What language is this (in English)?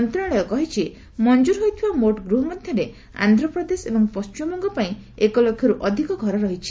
Odia